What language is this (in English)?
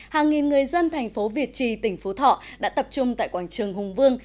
Vietnamese